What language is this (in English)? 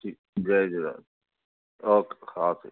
Sindhi